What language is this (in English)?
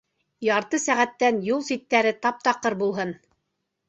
Bashkir